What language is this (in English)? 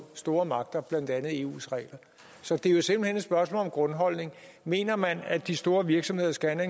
Danish